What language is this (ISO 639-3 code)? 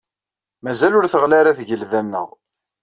kab